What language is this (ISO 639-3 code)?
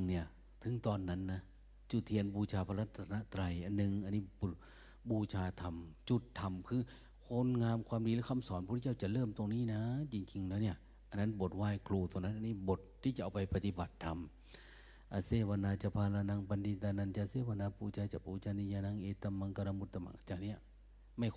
tha